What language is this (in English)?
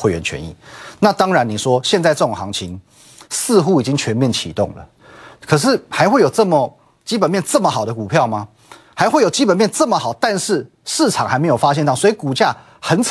Chinese